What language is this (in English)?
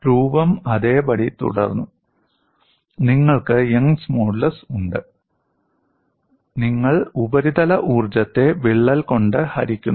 Malayalam